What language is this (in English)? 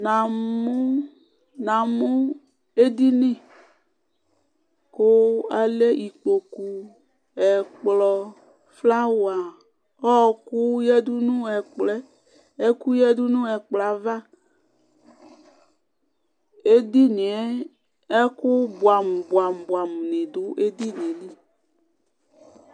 Ikposo